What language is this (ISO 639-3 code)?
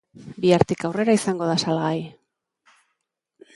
eus